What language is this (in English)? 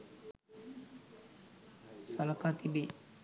Sinhala